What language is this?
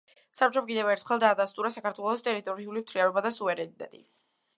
Georgian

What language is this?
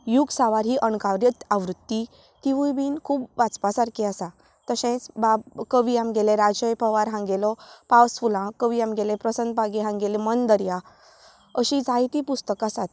Konkani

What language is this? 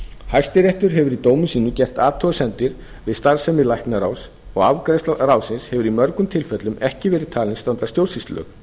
Icelandic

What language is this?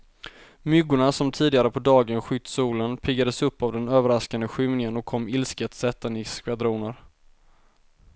Swedish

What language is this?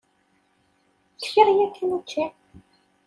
Kabyle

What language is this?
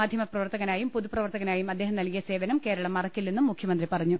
Malayalam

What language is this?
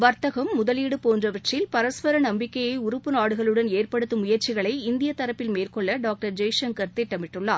Tamil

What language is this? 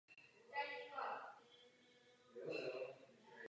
Czech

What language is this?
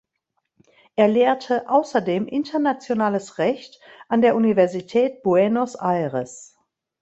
German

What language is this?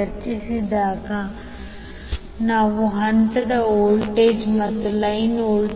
Kannada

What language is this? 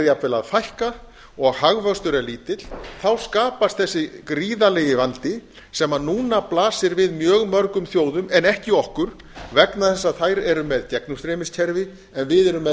Icelandic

